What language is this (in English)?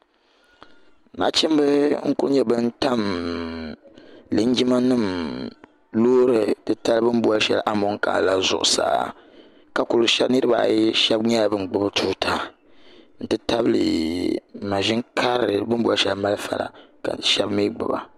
Dagbani